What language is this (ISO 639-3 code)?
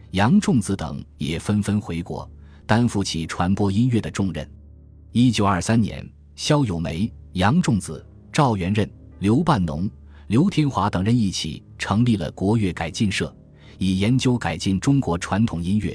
zho